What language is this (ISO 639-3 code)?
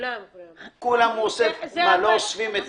heb